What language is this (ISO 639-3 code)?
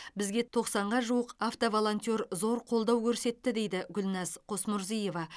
kaz